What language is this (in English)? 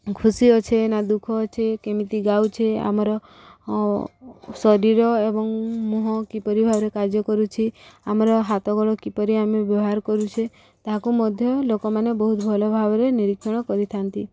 Odia